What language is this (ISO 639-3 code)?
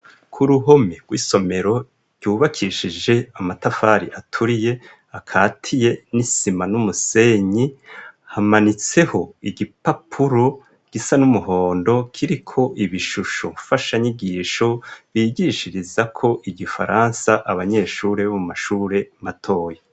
run